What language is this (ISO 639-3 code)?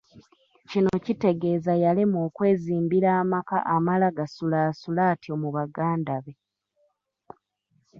lug